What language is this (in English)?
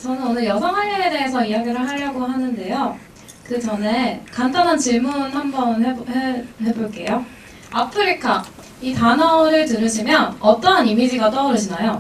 Korean